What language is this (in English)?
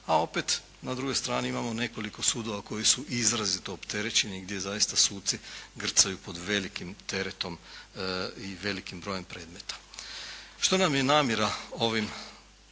Croatian